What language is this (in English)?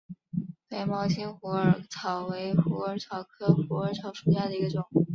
Chinese